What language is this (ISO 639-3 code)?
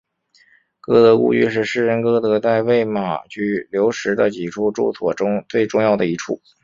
zho